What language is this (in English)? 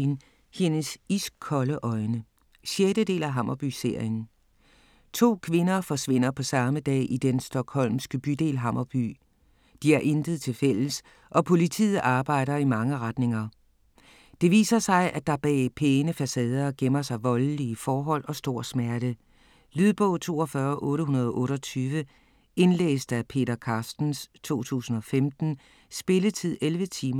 Danish